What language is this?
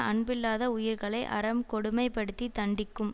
Tamil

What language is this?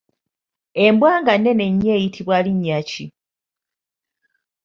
Ganda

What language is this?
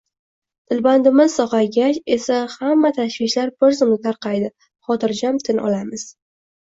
Uzbek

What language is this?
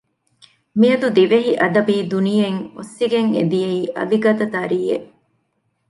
Divehi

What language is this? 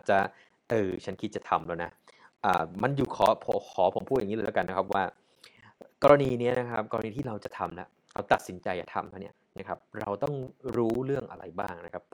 Thai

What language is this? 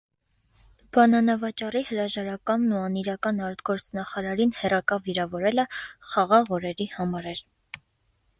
Armenian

